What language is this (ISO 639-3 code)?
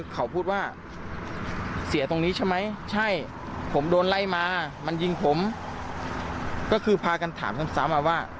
tha